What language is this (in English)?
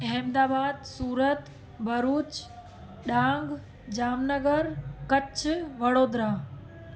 Sindhi